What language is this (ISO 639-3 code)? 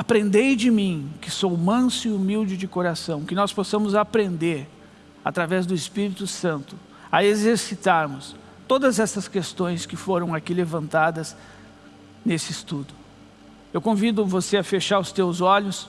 por